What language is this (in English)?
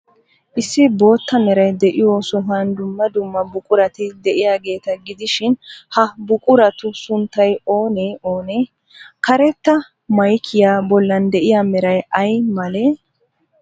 Wolaytta